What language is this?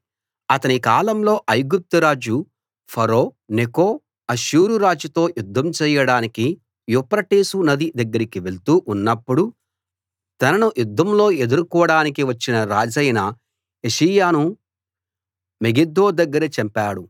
Telugu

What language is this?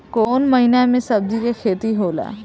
Bhojpuri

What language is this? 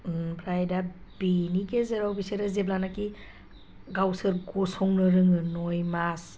Bodo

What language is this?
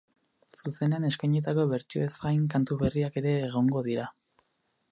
Basque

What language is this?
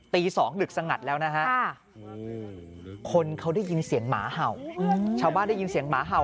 Thai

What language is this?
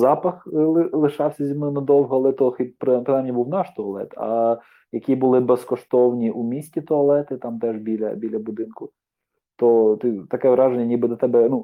Ukrainian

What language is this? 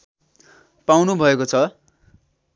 Nepali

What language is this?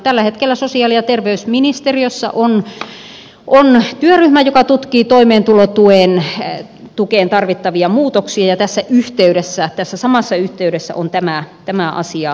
Finnish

